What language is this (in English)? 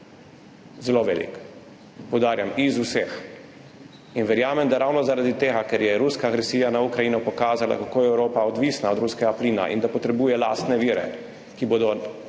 Slovenian